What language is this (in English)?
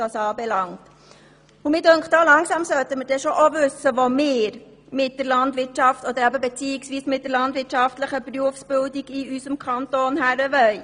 Swiss German